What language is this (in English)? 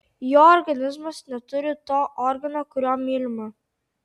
Lithuanian